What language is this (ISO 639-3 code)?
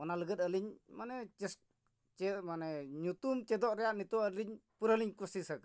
sat